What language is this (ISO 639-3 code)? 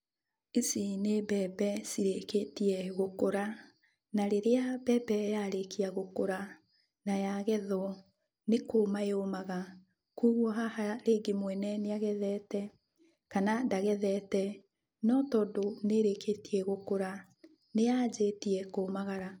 kik